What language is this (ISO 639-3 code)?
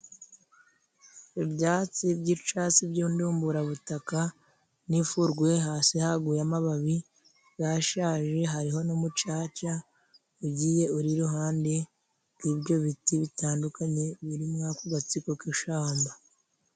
kin